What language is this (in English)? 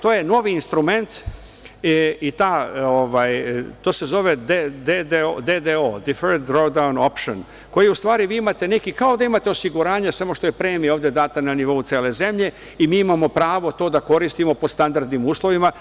Serbian